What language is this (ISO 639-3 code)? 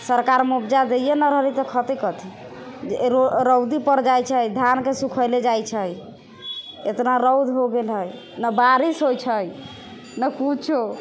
mai